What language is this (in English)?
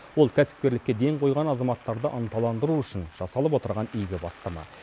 Kazakh